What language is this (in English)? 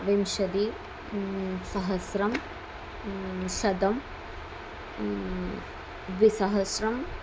Sanskrit